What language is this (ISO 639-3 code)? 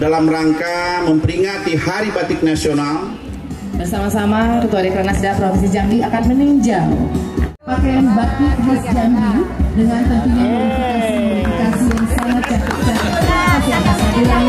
ind